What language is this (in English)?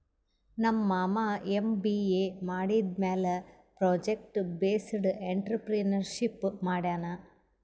Kannada